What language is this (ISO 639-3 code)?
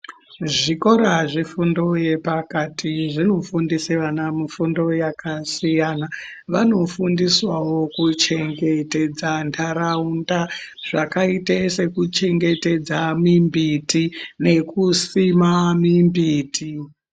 ndc